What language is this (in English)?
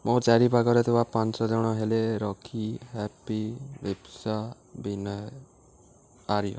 Odia